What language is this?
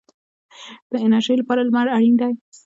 Pashto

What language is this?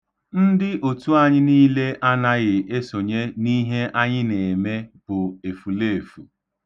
Igbo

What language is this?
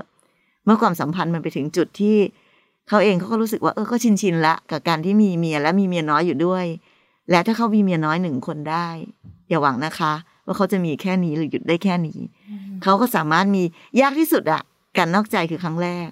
Thai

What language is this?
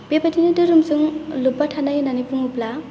Bodo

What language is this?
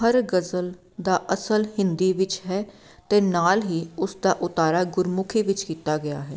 Punjabi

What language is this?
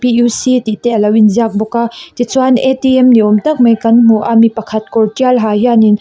Mizo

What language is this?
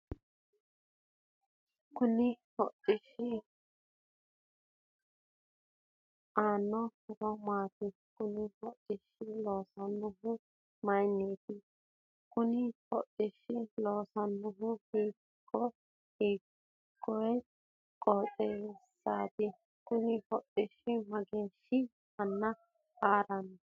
Sidamo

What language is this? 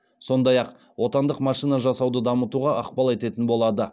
Kazakh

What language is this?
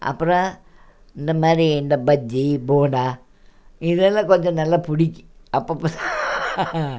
Tamil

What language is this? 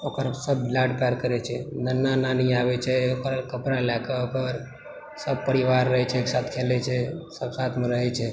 Maithili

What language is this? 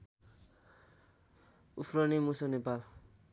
Nepali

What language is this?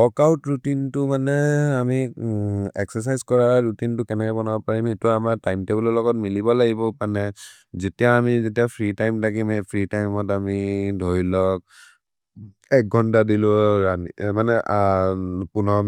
Maria (India)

